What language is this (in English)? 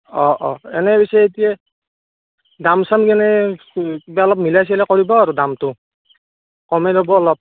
Assamese